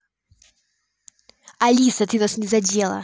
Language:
Russian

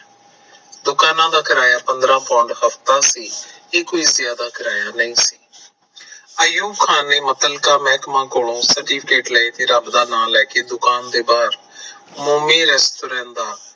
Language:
Punjabi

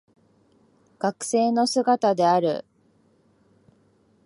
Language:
Japanese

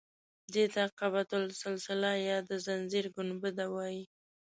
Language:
Pashto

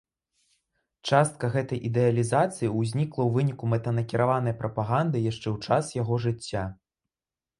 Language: Belarusian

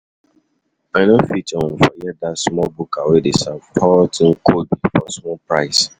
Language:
Nigerian Pidgin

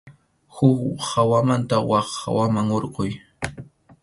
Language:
Arequipa-La Unión Quechua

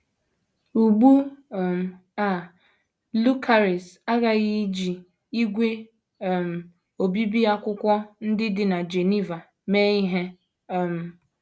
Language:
Igbo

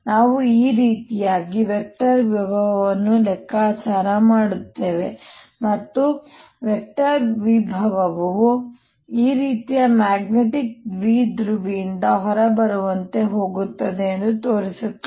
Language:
Kannada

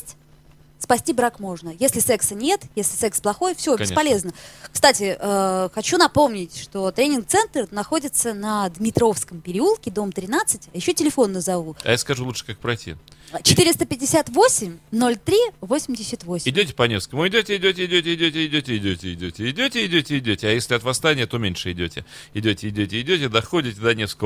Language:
Russian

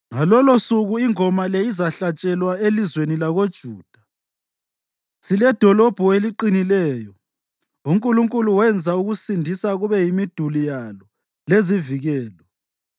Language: North Ndebele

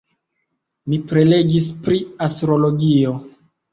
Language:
Esperanto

